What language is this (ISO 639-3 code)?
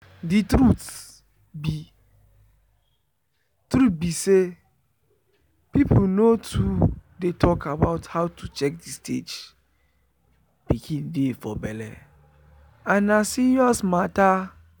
pcm